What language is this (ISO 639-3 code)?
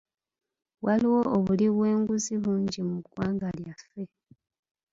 lug